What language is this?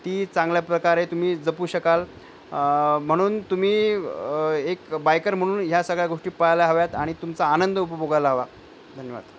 Marathi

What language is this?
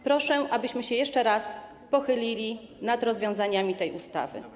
Polish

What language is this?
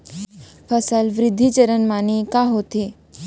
Chhattisgarhi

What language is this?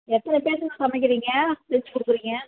Tamil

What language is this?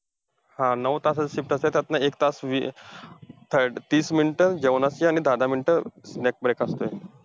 Marathi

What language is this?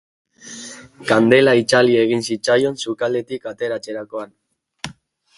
Basque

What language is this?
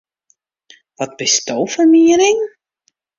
Western Frisian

